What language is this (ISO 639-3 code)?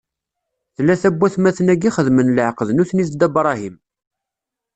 kab